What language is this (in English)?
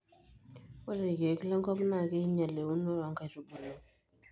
Masai